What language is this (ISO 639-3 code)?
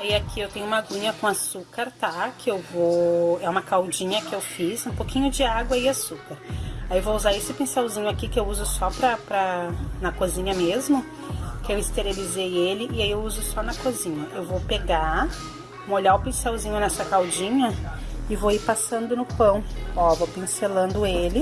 por